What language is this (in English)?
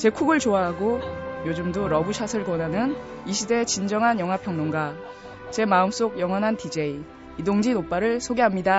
Korean